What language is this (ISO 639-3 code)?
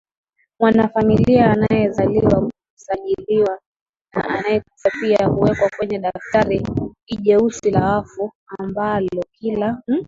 swa